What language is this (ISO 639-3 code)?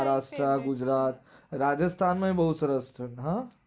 guj